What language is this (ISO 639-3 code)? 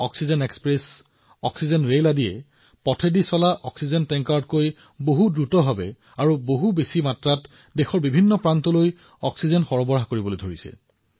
asm